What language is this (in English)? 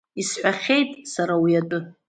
Abkhazian